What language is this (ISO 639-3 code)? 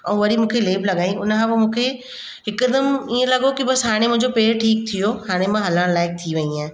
snd